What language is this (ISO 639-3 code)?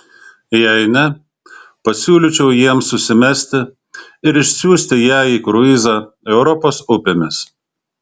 lit